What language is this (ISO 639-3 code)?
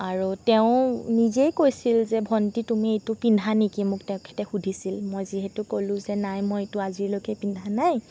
asm